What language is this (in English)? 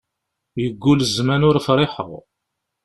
Kabyle